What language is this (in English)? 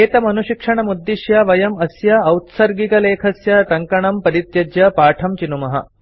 Sanskrit